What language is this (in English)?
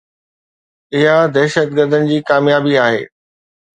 Sindhi